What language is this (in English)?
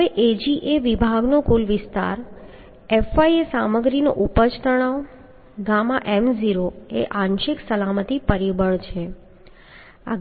Gujarati